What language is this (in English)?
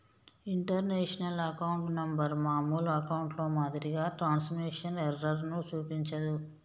Telugu